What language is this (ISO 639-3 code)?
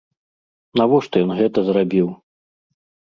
bel